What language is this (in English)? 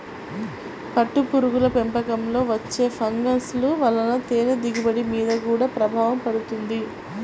Telugu